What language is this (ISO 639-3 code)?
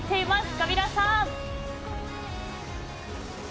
jpn